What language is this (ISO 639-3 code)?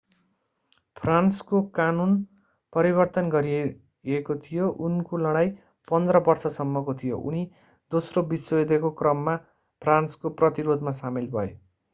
nep